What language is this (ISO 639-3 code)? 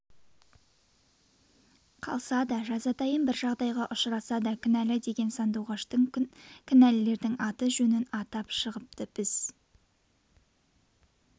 kaz